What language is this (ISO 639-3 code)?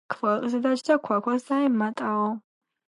kat